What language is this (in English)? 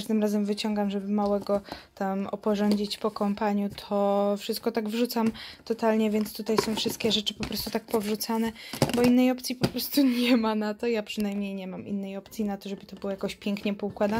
Polish